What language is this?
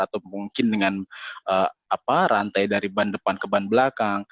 Indonesian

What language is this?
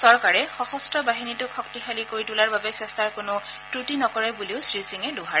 Assamese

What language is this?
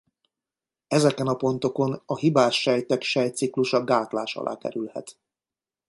Hungarian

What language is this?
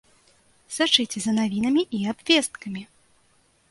Belarusian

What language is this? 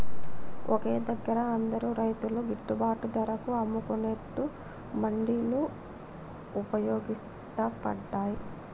Telugu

